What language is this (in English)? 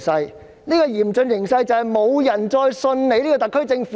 Cantonese